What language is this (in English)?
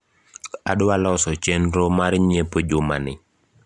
Luo (Kenya and Tanzania)